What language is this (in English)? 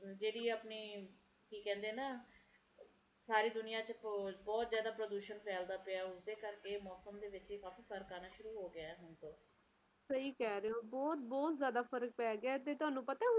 Punjabi